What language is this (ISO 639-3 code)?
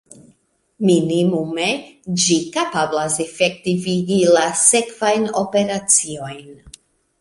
epo